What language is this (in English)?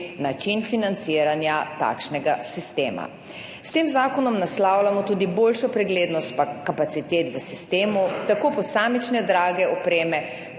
Slovenian